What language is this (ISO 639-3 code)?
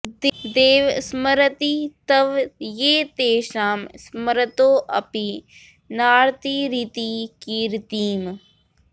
san